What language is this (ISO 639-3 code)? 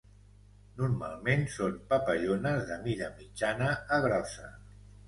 cat